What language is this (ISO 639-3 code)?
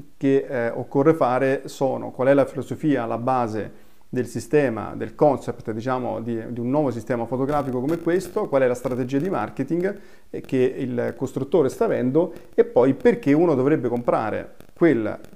ita